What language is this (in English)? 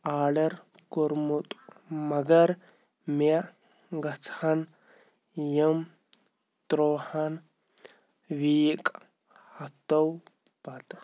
Kashmiri